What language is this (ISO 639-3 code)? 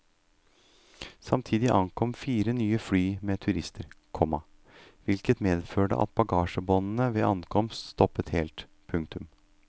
nor